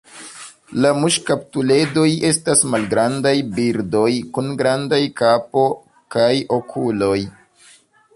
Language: Esperanto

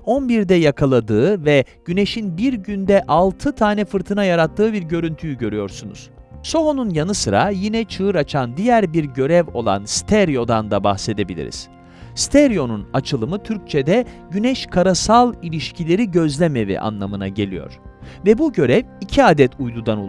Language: Turkish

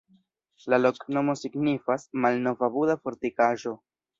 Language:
Esperanto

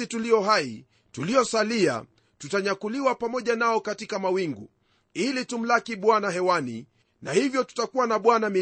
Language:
Swahili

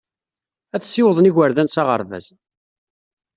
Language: Kabyle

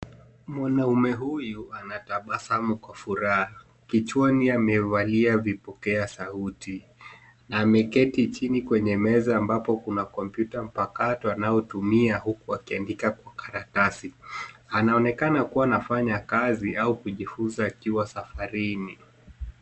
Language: Swahili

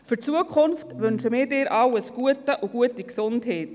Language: Swiss German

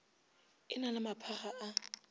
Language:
Northern Sotho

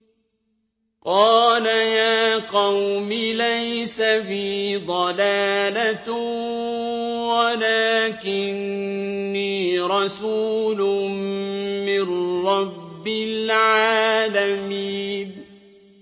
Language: Arabic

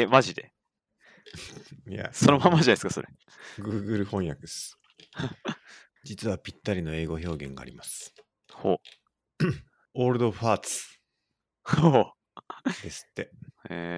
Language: Japanese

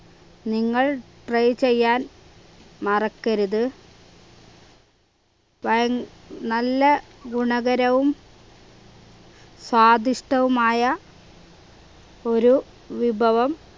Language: Malayalam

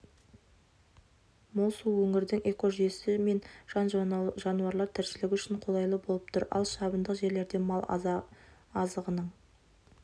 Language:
Kazakh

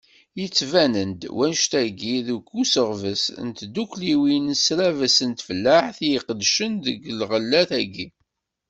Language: Kabyle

